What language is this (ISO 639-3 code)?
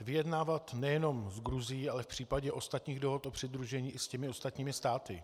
ces